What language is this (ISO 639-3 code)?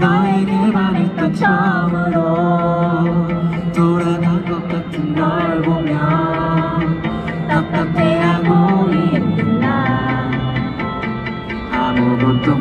tha